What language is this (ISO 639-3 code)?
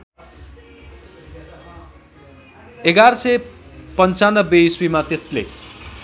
nep